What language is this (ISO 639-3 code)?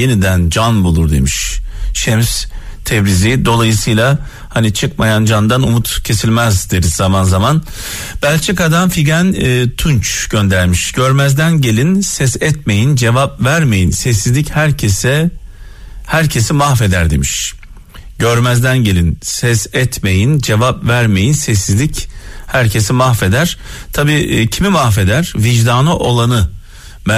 tur